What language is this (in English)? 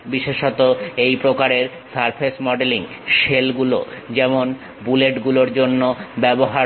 Bangla